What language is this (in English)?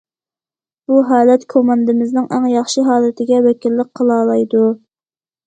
Uyghur